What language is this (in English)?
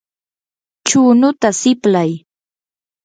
Yanahuanca Pasco Quechua